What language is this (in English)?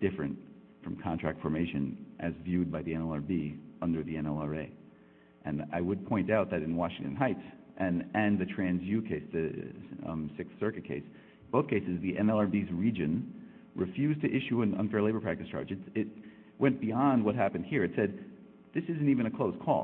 English